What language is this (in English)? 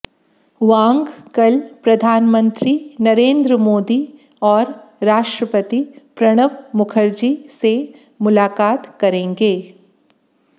Hindi